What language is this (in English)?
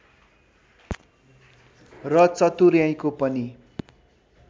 Nepali